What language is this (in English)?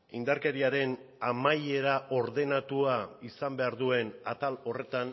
Basque